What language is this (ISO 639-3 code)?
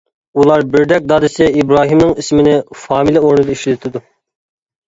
uig